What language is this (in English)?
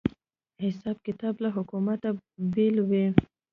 Pashto